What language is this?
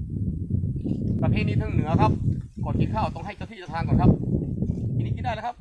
Thai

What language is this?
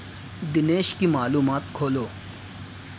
Urdu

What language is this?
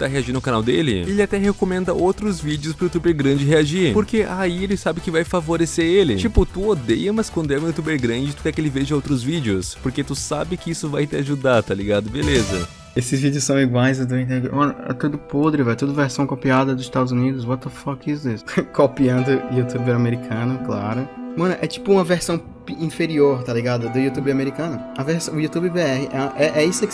Portuguese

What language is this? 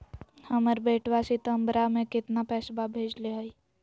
Magahi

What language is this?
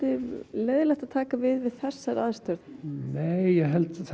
Icelandic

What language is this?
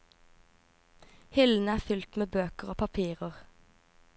Norwegian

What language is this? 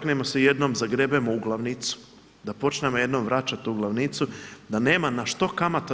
Croatian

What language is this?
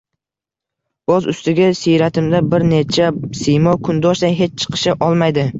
Uzbek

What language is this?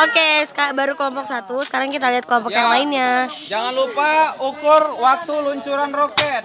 Indonesian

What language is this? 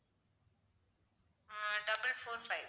Tamil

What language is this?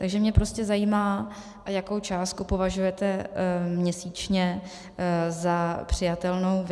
Czech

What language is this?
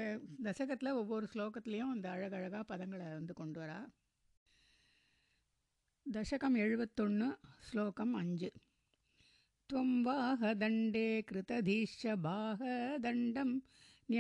Tamil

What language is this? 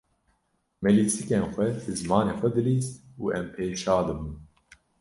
Kurdish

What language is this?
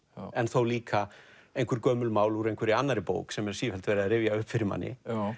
Icelandic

